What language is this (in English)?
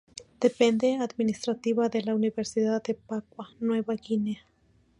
Spanish